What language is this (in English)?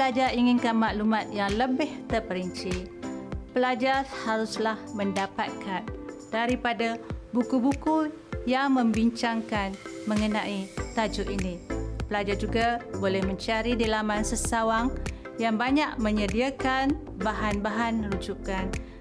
Malay